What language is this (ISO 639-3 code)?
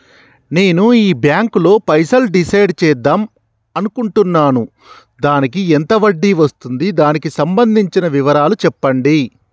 tel